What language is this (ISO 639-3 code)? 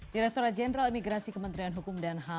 ind